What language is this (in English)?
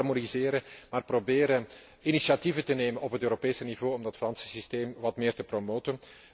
Dutch